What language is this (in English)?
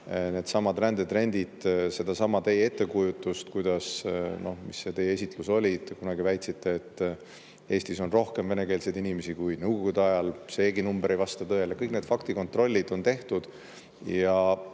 Estonian